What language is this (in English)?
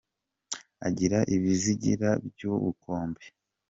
Kinyarwanda